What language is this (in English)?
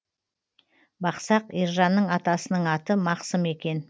Kazakh